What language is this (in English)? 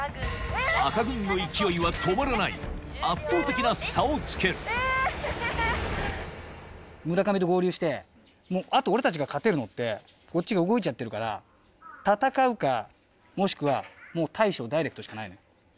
Japanese